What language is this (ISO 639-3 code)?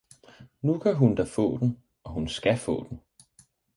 dan